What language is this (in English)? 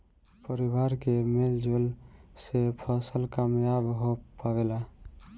Bhojpuri